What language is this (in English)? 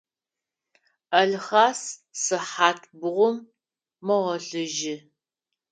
Adyghe